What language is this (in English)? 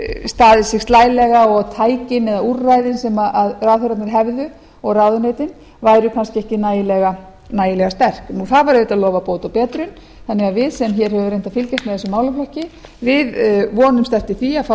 Icelandic